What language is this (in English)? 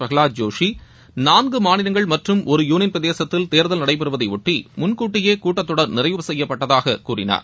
Tamil